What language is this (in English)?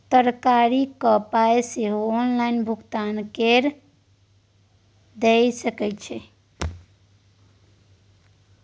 Maithili